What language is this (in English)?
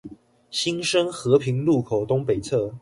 Chinese